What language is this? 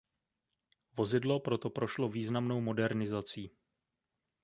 Czech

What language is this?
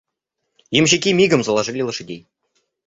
Russian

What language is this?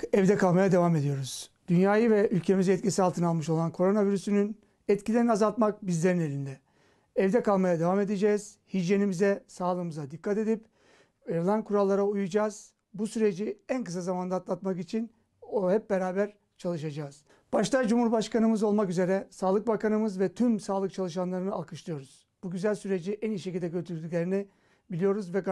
Turkish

